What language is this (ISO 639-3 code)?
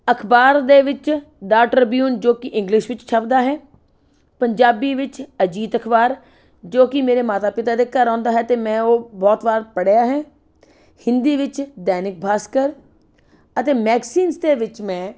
pan